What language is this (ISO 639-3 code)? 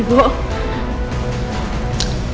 ind